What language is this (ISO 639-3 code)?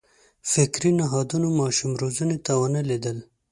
pus